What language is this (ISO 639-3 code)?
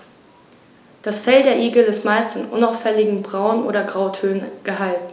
deu